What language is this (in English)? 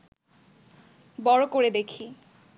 Bangla